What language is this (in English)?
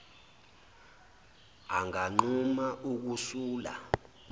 Zulu